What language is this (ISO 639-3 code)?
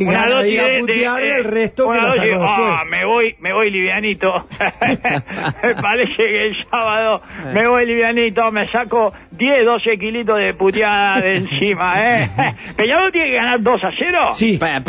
spa